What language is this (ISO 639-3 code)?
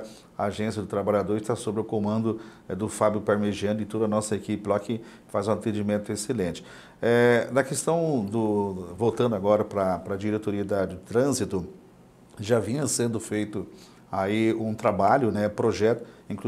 por